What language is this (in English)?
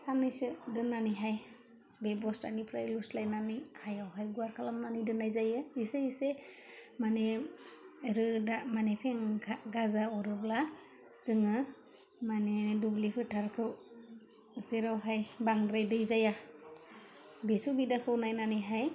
Bodo